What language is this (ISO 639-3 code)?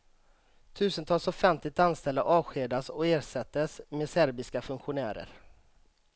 swe